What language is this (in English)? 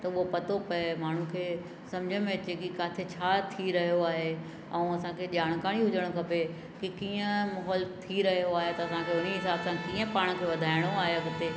Sindhi